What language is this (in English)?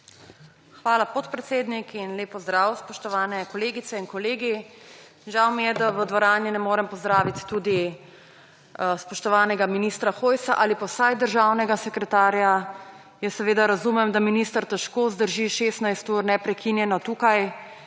Slovenian